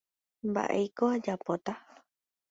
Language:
Guarani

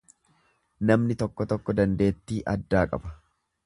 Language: Oromo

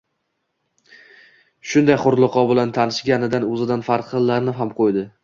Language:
Uzbek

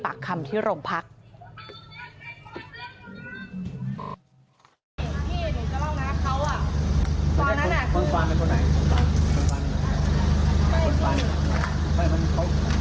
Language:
Thai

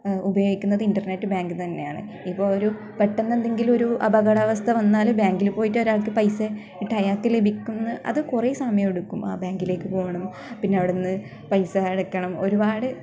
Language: Malayalam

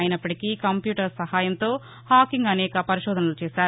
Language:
Telugu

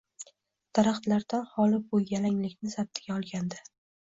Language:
Uzbek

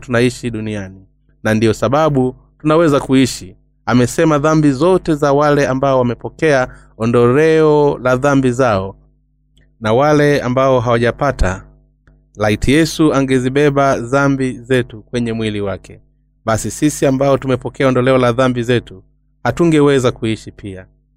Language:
Swahili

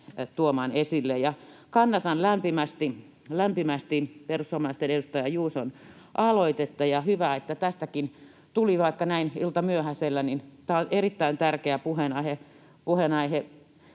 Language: Finnish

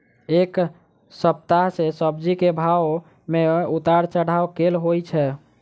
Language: Maithili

